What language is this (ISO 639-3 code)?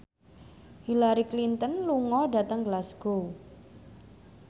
jav